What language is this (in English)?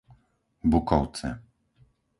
Slovak